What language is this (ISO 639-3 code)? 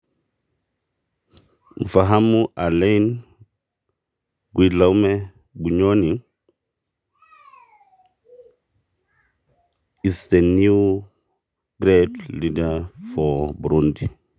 mas